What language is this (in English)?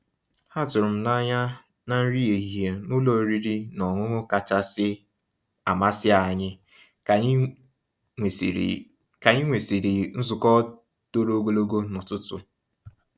Igbo